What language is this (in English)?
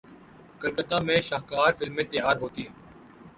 Urdu